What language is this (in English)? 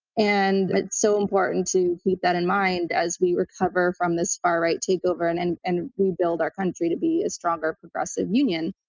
English